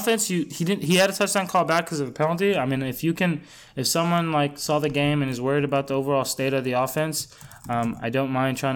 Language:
English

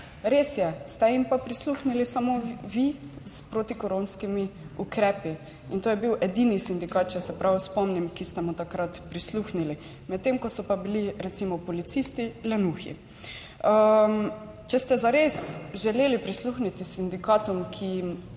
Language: Slovenian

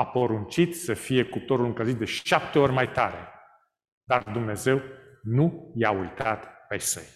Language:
Romanian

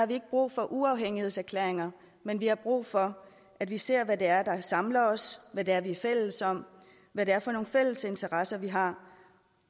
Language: Danish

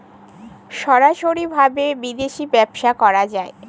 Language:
Bangla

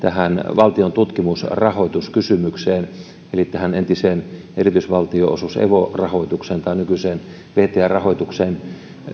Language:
Finnish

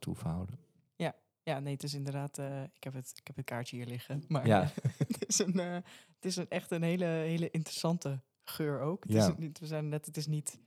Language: Dutch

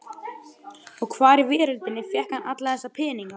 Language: Icelandic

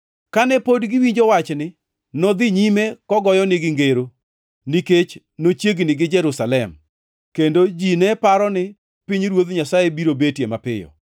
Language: Luo (Kenya and Tanzania)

